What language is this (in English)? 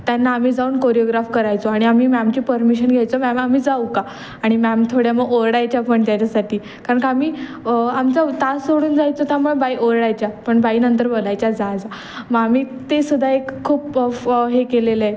Marathi